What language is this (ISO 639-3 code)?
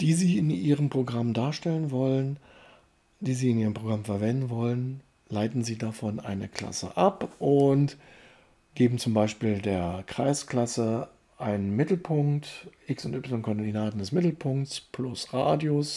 deu